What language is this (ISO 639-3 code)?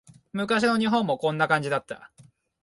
jpn